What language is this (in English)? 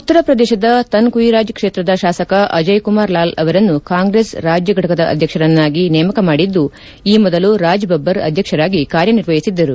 Kannada